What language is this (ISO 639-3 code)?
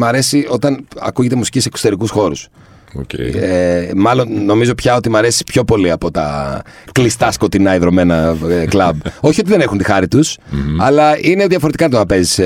ell